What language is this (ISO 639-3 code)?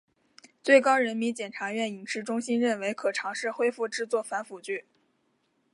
zho